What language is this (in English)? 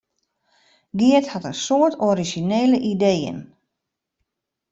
Western Frisian